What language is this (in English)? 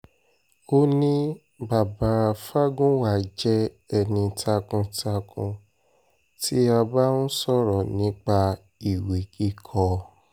Yoruba